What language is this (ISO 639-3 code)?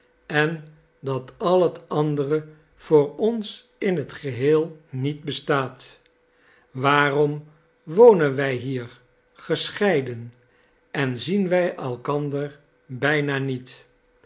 nld